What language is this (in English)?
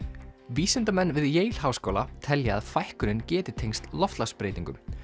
Icelandic